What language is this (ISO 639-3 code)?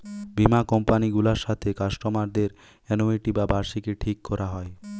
ben